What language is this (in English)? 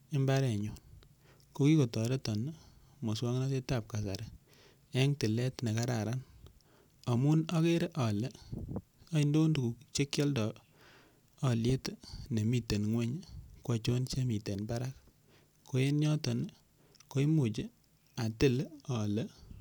Kalenjin